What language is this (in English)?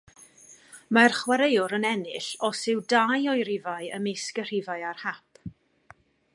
Welsh